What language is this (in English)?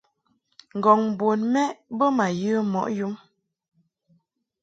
Mungaka